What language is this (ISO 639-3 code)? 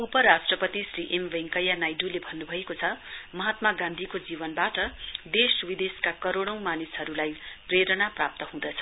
nep